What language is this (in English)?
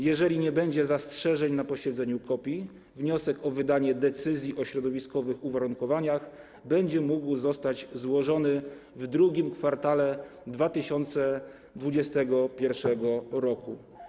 Polish